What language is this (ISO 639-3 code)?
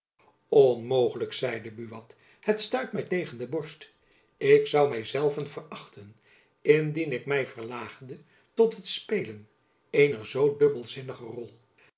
nld